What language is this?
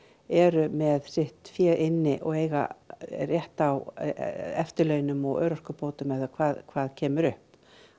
Icelandic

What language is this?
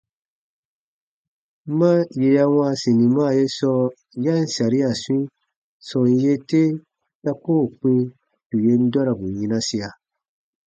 Baatonum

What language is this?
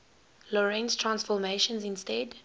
English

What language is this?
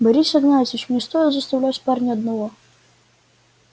Russian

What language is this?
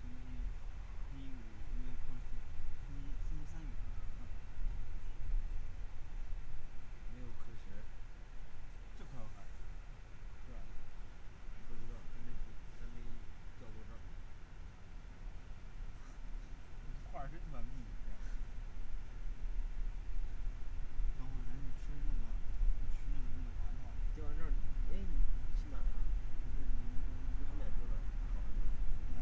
Chinese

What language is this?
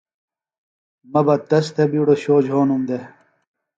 Phalura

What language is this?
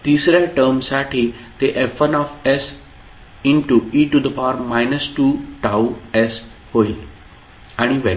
Marathi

